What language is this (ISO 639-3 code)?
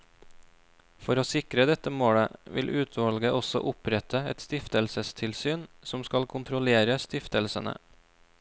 nor